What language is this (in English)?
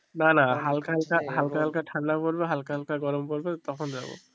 Bangla